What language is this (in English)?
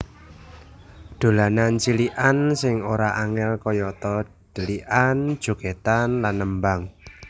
Javanese